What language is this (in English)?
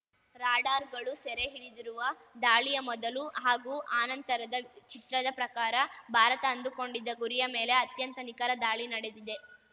Kannada